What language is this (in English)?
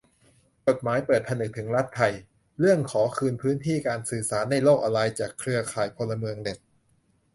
Thai